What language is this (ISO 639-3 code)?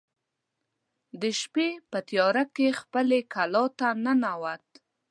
pus